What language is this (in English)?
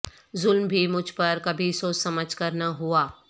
Urdu